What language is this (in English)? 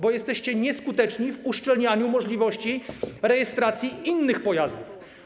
Polish